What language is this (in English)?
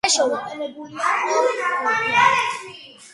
Georgian